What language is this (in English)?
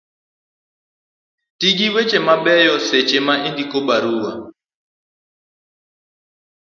Luo (Kenya and Tanzania)